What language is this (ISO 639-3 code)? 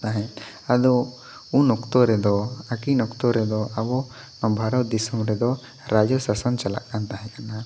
sat